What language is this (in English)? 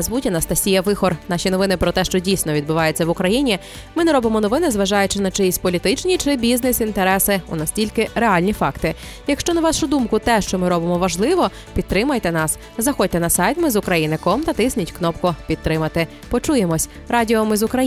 Ukrainian